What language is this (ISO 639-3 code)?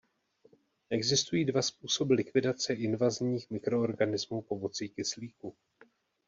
ces